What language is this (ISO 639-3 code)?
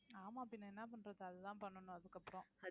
tam